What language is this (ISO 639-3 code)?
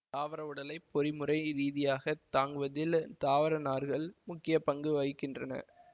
tam